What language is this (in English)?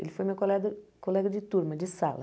Portuguese